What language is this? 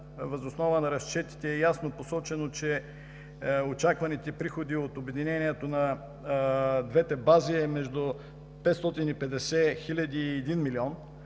Bulgarian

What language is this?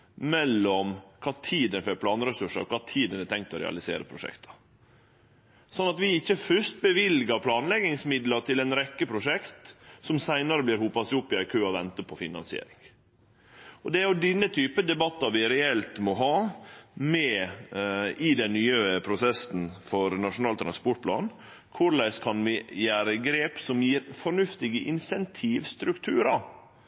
Norwegian Nynorsk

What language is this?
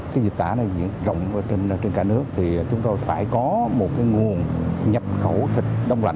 Vietnamese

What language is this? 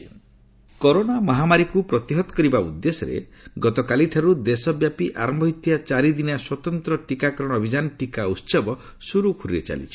Odia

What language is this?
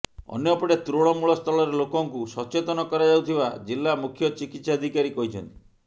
Odia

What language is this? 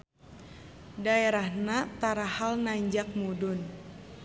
Sundanese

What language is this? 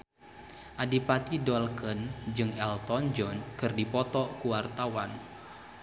Sundanese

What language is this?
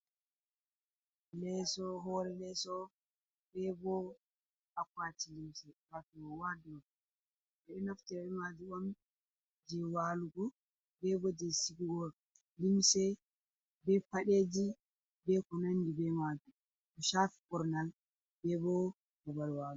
Fula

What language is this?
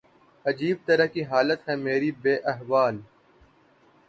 Urdu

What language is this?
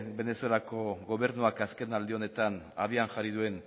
Basque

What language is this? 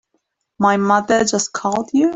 English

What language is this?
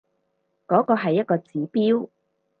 Cantonese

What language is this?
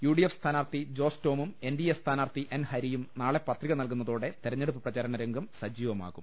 Malayalam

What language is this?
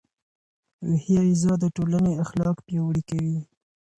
Pashto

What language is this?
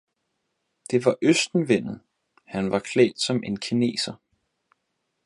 Danish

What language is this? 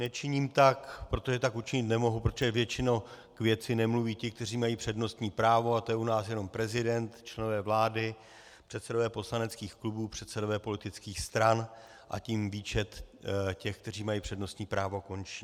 Czech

